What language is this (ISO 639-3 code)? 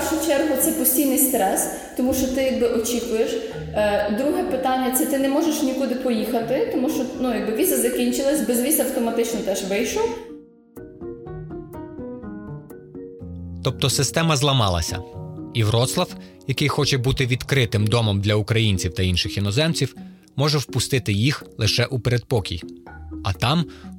ukr